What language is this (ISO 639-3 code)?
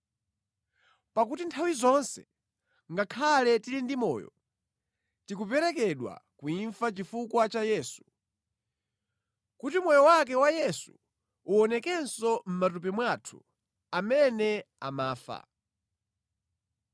nya